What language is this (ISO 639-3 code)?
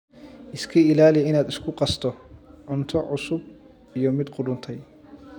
som